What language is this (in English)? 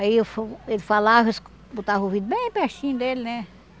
Portuguese